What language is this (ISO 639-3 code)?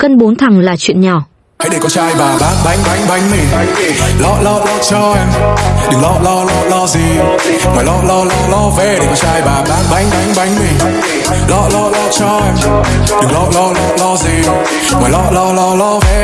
vie